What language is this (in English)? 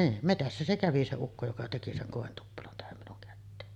Finnish